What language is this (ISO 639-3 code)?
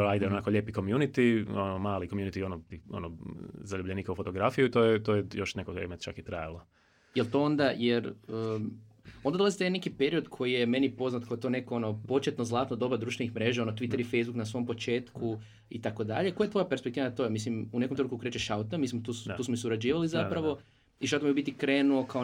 hrv